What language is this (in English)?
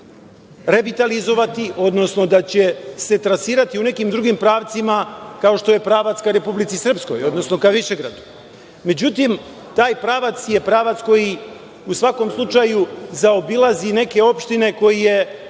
Serbian